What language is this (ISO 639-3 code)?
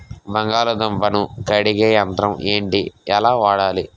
tel